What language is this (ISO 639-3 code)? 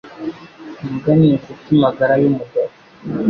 kin